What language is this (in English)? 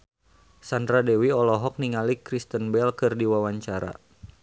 Sundanese